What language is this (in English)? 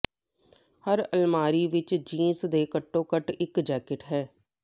Punjabi